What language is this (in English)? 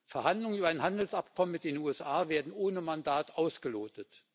German